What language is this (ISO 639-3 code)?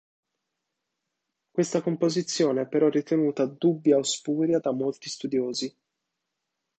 ita